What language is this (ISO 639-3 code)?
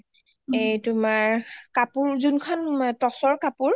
asm